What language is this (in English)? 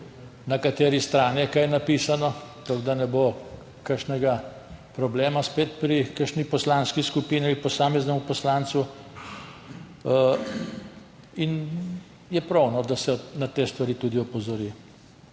Slovenian